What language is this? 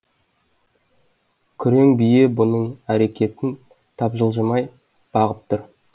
Kazakh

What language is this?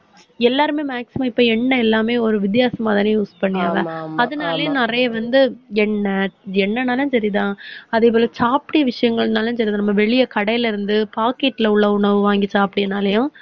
Tamil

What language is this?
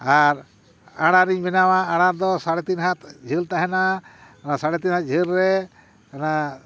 Santali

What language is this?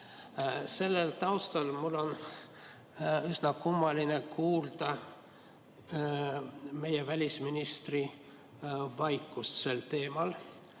Estonian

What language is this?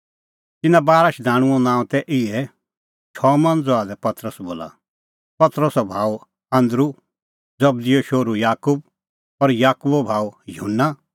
Kullu Pahari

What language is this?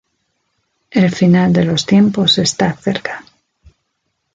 Spanish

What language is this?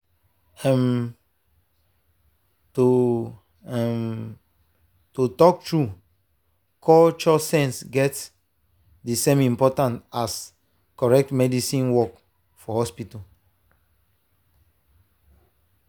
Nigerian Pidgin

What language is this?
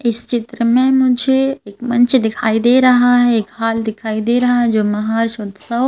Hindi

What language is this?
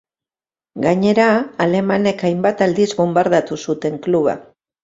Basque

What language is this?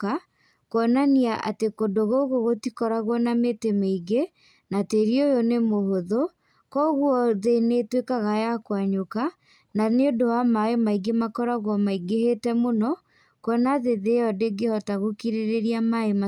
Kikuyu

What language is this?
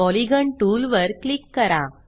Marathi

